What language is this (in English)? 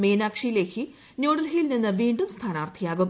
Malayalam